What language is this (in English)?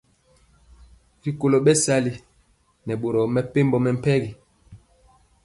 Mpiemo